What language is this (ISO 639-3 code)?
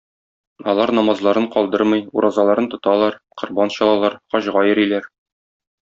tat